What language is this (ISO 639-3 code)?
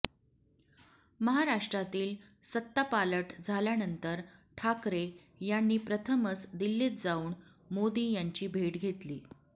mar